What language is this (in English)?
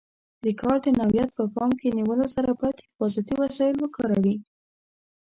Pashto